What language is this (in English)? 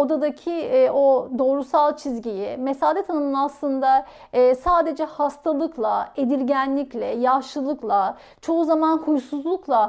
Turkish